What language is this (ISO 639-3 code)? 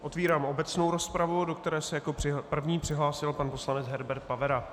ces